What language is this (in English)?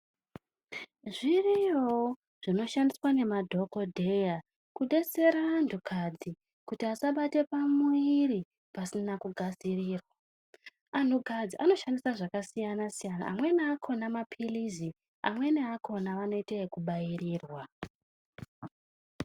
Ndau